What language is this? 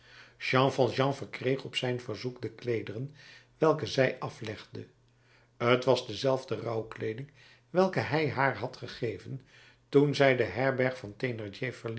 Dutch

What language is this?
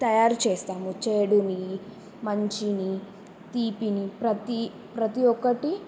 Telugu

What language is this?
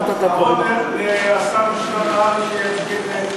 Hebrew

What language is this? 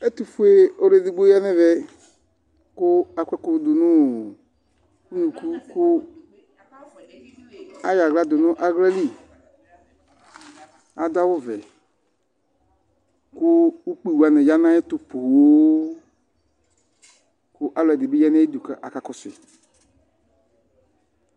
Ikposo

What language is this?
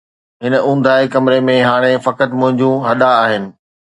Sindhi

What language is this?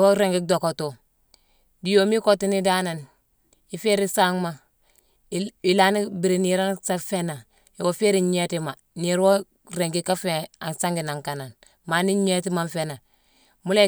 Mansoanka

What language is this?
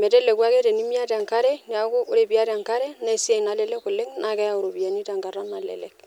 Masai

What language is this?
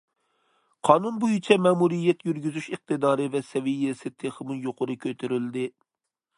Uyghur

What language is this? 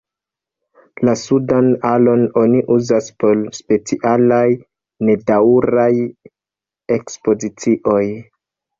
Esperanto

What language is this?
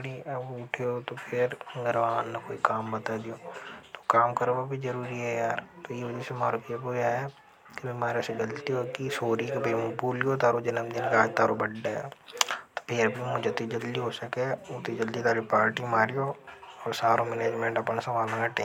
Hadothi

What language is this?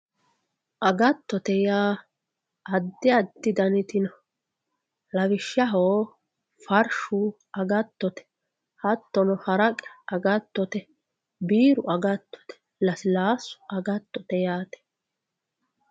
Sidamo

